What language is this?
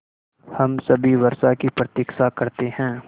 Hindi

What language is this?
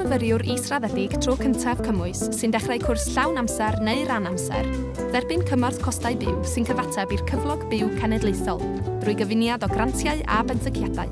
Welsh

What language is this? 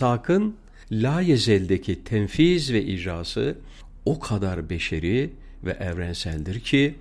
Turkish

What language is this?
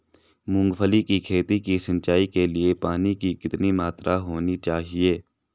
Hindi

